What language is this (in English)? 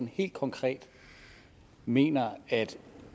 Danish